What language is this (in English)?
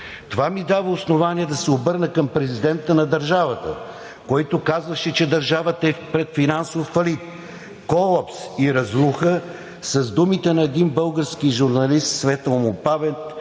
Bulgarian